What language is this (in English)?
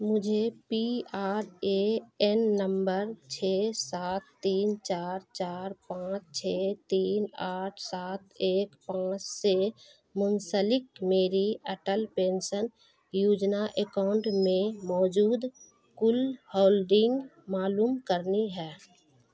Urdu